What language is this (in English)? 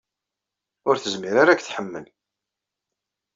Kabyle